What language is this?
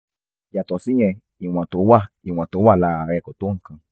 Yoruba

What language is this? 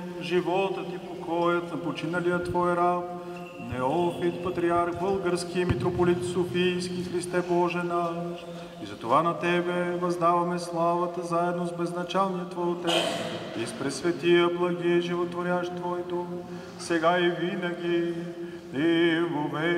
Bulgarian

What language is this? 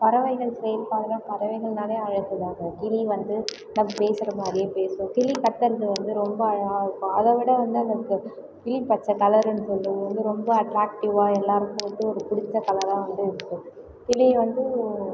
Tamil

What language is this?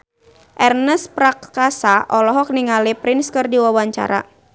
Sundanese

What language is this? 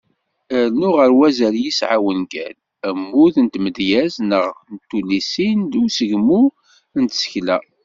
Kabyle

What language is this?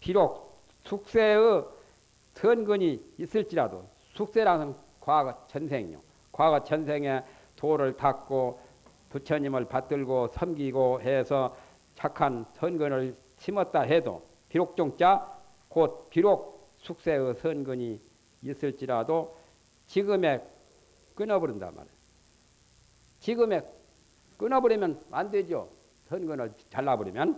Korean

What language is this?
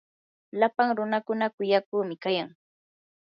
Yanahuanca Pasco Quechua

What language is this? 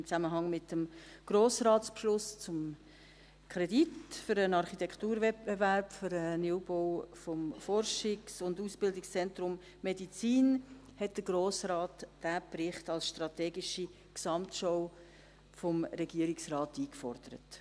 Swiss German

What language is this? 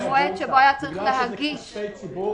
Hebrew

